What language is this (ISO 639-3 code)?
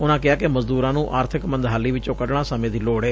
pan